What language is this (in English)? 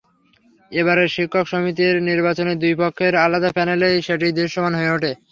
Bangla